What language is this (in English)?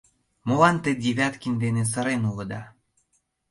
Mari